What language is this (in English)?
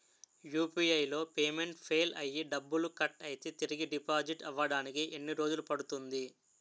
Telugu